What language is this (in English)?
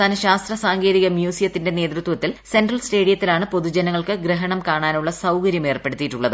Malayalam